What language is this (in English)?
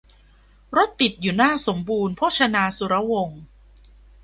Thai